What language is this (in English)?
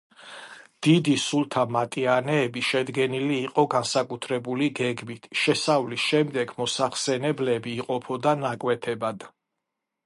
Georgian